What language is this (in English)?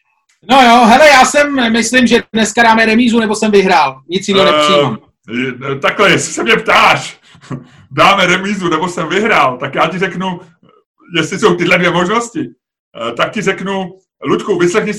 Czech